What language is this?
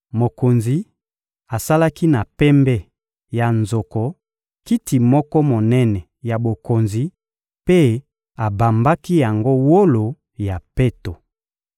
Lingala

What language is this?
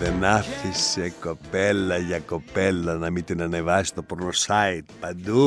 Greek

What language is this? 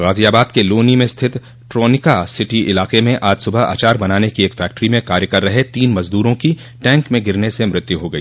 Hindi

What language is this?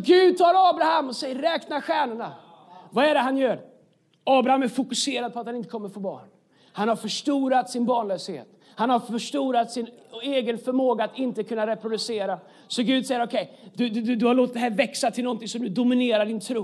Swedish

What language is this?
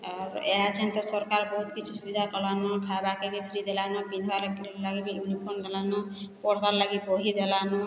Odia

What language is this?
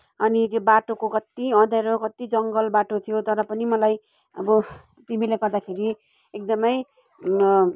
Nepali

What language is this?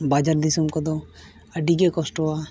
Santali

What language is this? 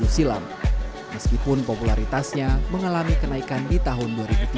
Indonesian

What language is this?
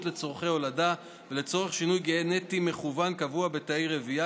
Hebrew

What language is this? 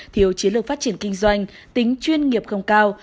Vietnamese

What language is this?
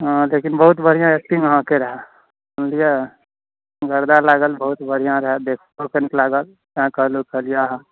Maithili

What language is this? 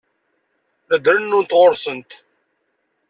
Kabyle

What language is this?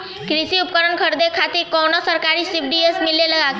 Bhojpuri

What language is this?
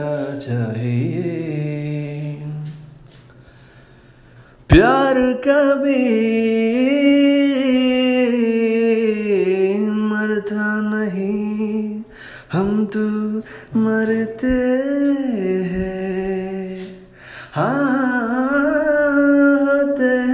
Telugu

